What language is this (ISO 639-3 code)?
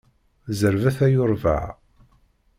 kab